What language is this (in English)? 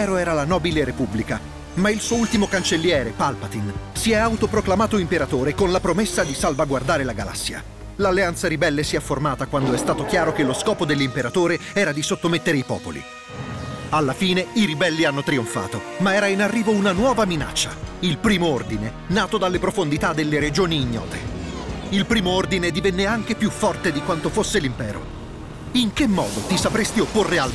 Italian